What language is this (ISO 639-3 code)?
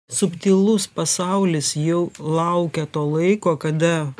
lit